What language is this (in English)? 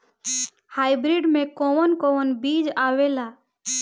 Bhojpuri